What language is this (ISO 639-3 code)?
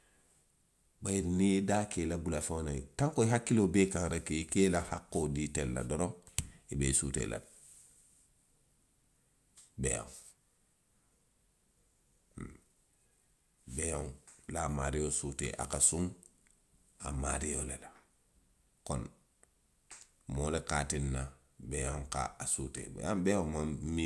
mlq